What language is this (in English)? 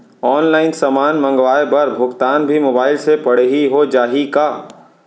Chhattisgarhi